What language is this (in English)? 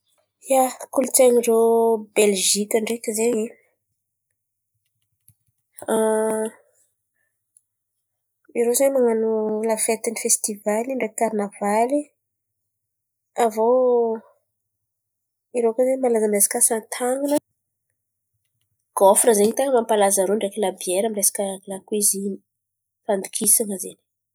Antankarana Malagasy